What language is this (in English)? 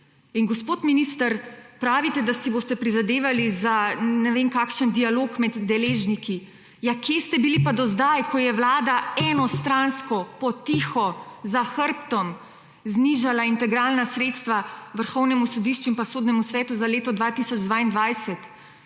Slovenian